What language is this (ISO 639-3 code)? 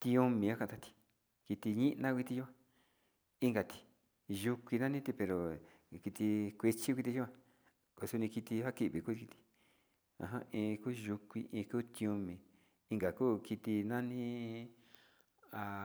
xti